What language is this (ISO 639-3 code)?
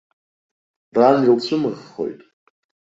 abk